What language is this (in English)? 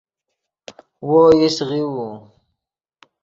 Yidgha